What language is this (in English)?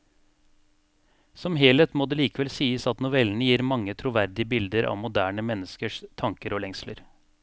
Norwegian